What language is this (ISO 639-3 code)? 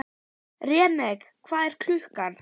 isl